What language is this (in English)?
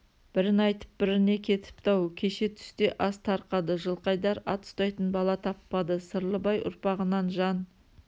Kazakh